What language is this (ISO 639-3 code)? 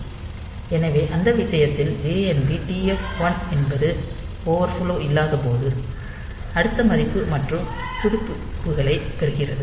tam